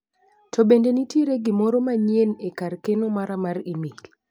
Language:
Luo (Kenya and Tanzania)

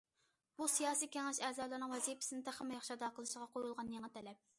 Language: Uyghur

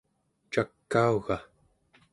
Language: Central Yupik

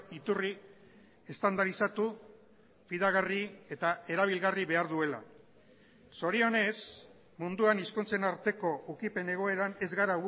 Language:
Basque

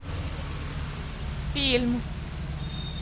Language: Russian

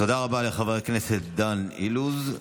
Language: Hebrew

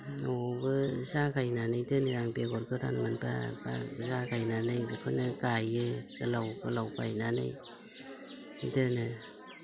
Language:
Bodo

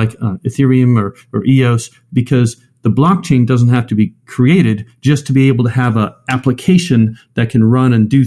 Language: English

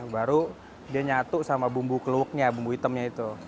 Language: Indonesian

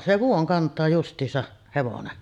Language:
Finnish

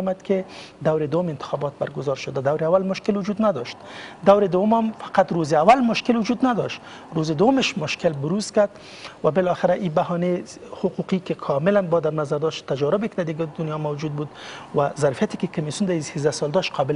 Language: Persian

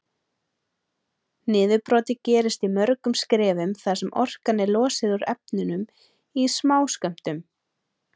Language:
Icelandic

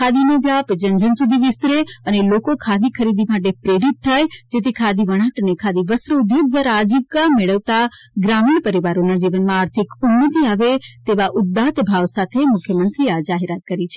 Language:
Gujarati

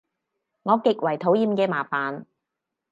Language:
Cantonese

